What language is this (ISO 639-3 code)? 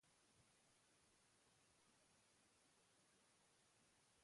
eus